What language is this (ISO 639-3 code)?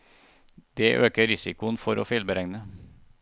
nor